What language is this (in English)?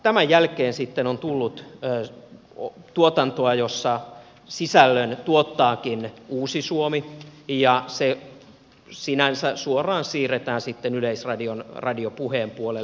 Finnish